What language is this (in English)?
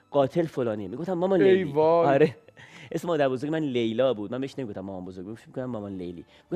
Persian